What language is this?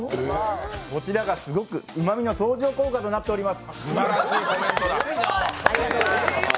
Japanese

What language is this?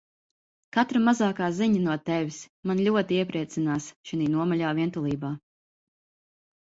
Latvian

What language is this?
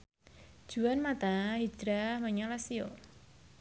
Javanese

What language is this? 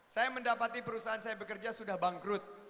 Indonesian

